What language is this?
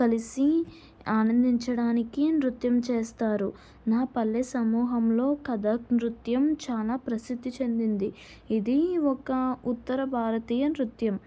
Telugu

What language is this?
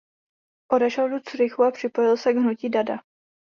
Czech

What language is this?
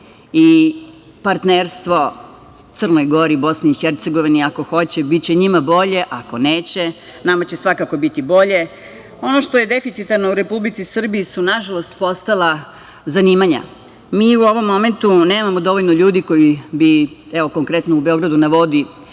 Serbian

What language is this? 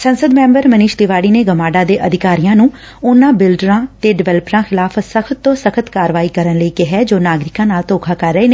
Punjabi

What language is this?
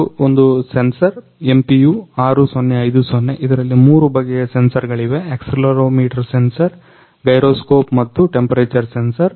Kannada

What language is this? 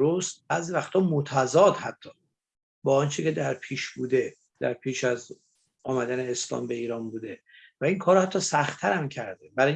Persian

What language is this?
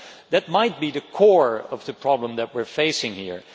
English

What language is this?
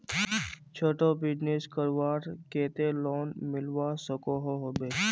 Magahi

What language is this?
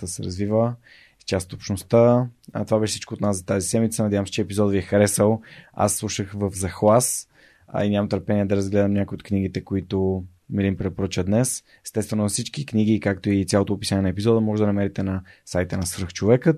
Bulgarian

